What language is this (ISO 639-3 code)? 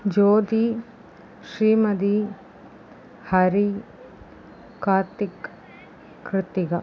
tam